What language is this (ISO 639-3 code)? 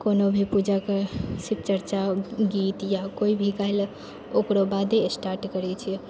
mai